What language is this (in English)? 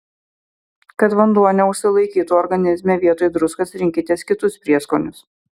Lithuanian